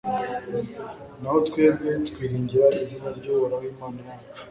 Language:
Kinyarwanda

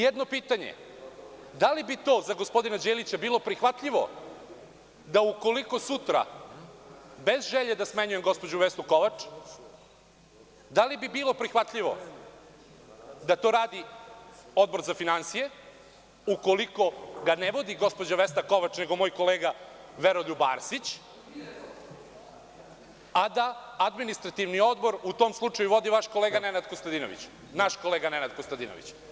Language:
Serbian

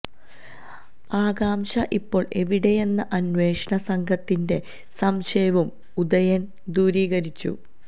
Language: Malayalam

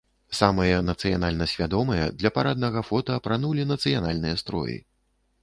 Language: Belarusian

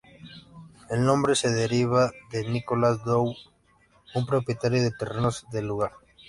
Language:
Spanish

